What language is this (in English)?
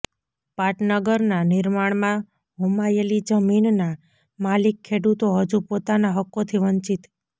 Gujarati